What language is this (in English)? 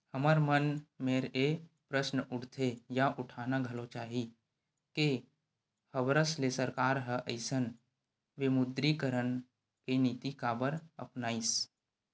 Chhattisgarhi